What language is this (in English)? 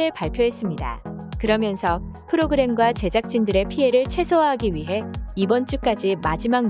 Korean